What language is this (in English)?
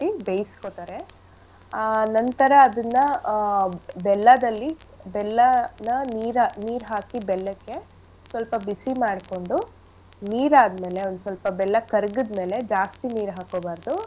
Kannada